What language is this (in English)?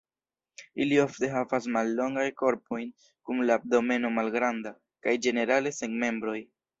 Esperanto